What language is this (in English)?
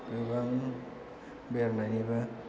Bodo